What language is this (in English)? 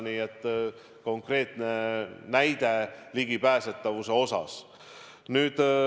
Estonian